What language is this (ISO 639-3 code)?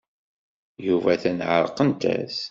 kab